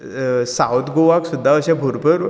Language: Konkani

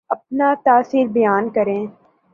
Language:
Urdu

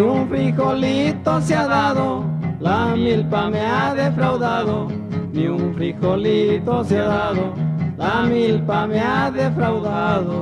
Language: Spanish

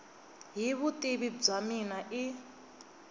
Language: Tsonga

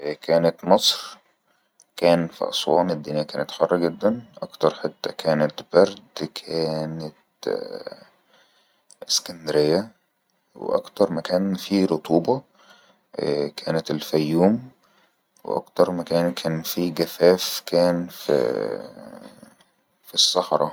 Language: Egyptian Arabic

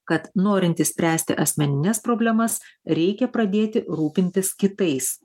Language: Lithuanian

